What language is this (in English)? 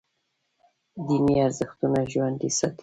Pashto